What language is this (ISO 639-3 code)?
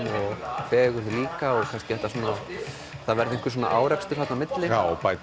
isl